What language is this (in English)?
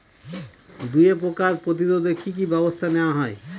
Bangla